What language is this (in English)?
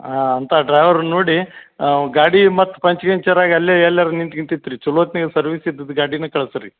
Kannada